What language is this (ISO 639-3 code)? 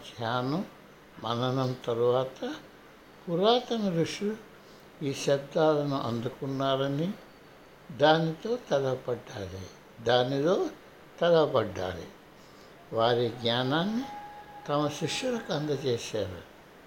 tel